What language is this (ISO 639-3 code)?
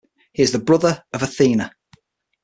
eng